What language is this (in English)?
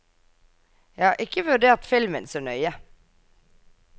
Norwegian